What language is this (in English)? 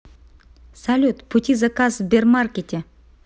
Russian